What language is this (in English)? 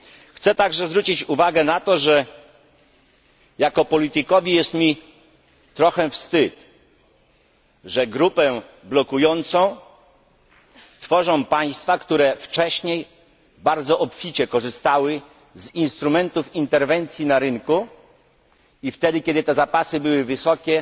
Polish